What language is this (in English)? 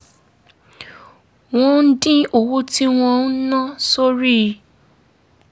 Yoruba